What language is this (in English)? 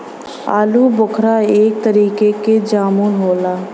Bhojpuri